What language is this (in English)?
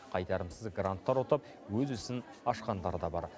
Kazakh